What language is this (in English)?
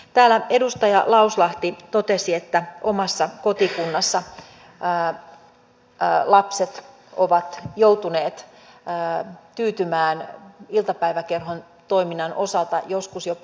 Finnish